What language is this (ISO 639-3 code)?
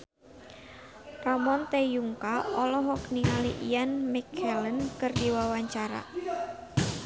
sun